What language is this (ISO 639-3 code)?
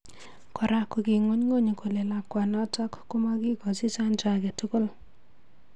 kln